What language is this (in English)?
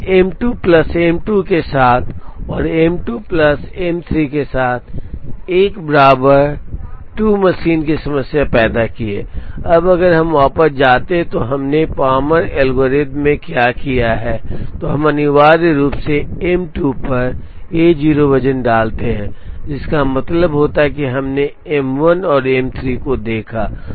Hindi